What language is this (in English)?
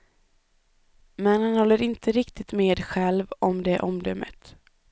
Swedish